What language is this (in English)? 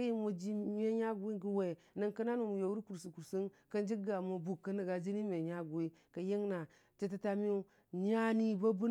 Dijim-Bwilim